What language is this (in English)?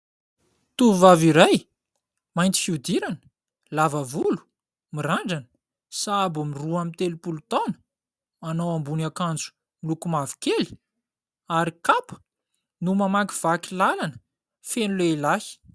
Malagasy